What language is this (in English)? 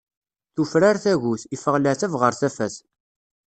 Kabyle